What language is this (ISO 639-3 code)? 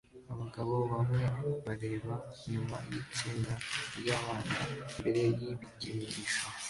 kin